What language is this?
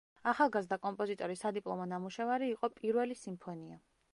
Georgian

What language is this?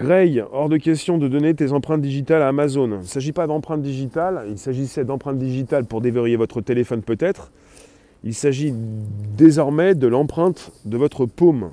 French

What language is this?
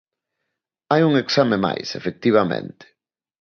Galician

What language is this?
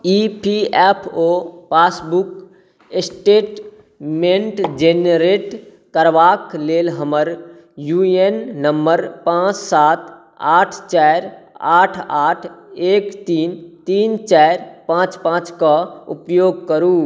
Maithili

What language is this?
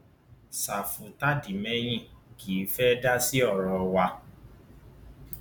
Yoruba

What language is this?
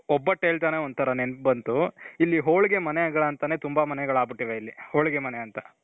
Kannada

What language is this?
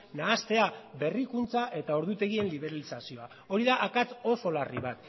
Basque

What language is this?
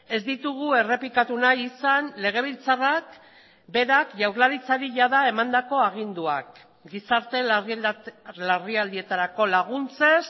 Basque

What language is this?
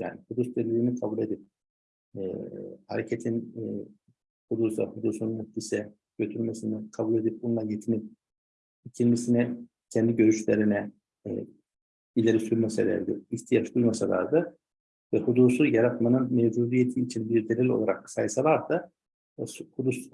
Turkish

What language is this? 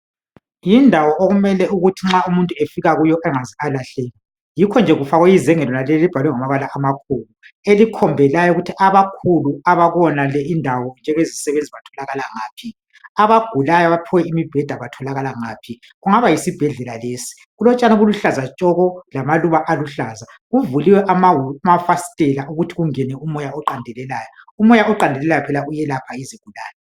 North Ndebele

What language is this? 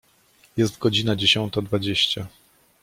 Polish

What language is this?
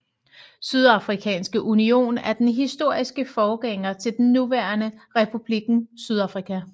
Danish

